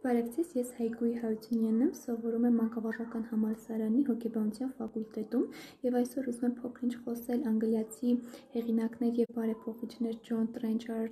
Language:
French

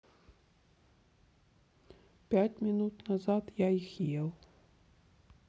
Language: Russian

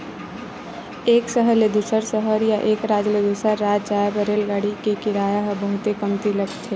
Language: Chhattisgarhi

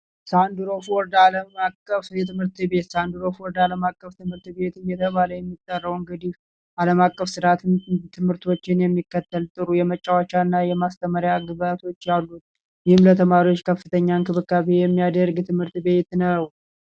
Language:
Amharic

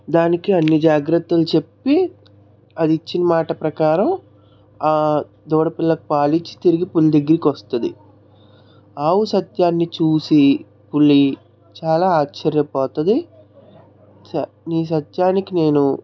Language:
Telugu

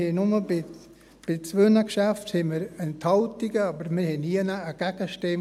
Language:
Swiss German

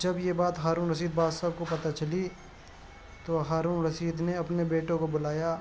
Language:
Urdu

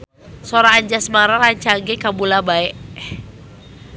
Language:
Sundanese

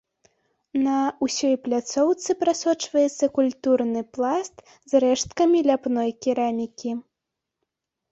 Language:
Belarusian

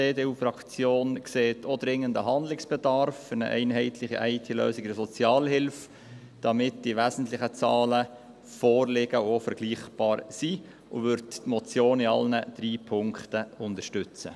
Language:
Swiss German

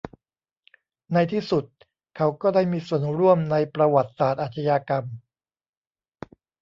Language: Thai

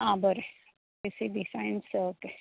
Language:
Konkani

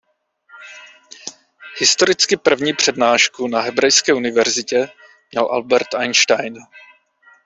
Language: Czech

